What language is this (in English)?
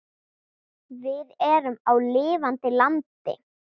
Icelandic